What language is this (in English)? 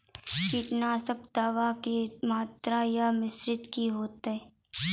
Maithili